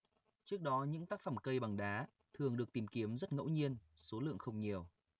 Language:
Vietnamese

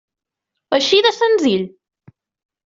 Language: Catalan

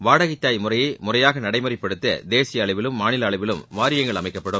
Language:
Tamil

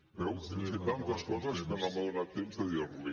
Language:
Catalan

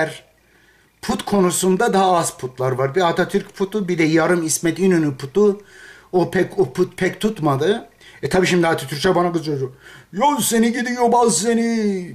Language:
Turkish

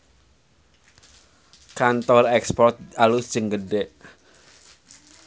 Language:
Sundanese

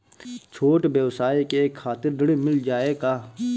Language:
Bhojpuri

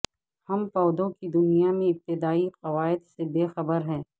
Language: Urdu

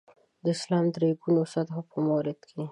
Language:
Pashto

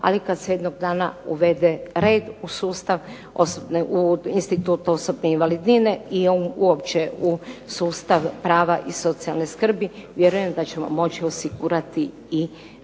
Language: Croatian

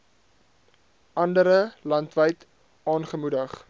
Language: Afrikaans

